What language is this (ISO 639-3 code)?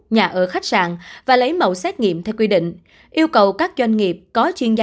vie